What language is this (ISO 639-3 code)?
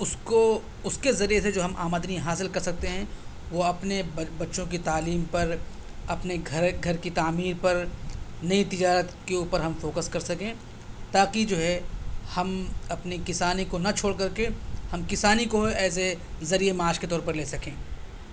urd